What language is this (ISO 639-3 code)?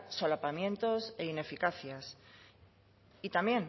spa